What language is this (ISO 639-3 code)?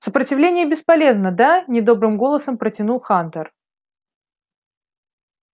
rus